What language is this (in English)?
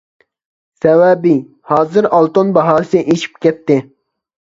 Uyghur